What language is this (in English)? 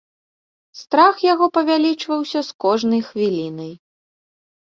Belarusian